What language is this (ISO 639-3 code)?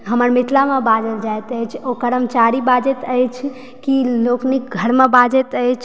mai